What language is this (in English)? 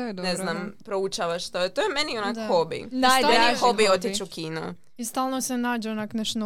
Croatian